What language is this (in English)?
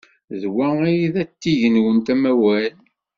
Kabyle